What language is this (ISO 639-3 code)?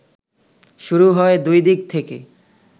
ben